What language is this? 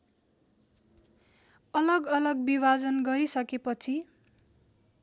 Nepali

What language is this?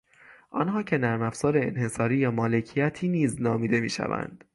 Persian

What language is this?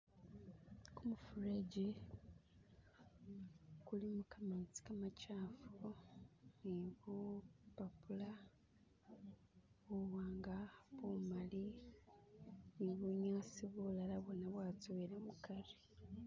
Masaaba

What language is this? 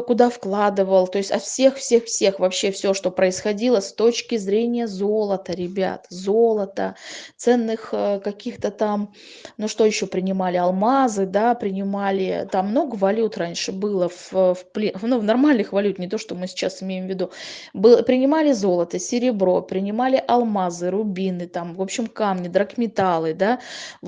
Russian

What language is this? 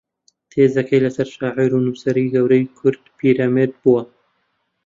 Central Kurdish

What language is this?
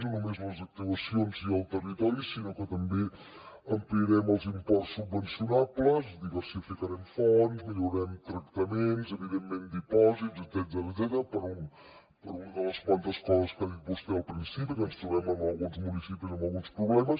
Catalan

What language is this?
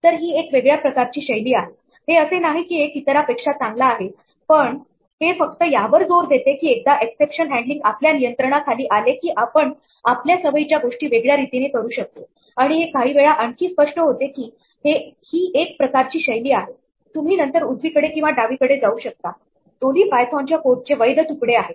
Marathi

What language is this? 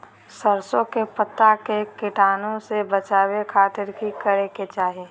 Magahi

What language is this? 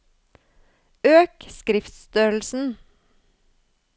Norwegian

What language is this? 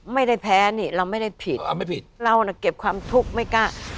Thai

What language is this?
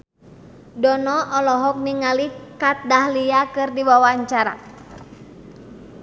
Sundanese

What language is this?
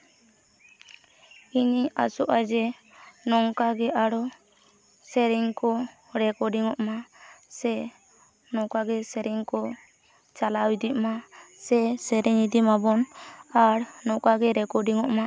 Santali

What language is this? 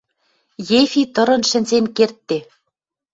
Western Mari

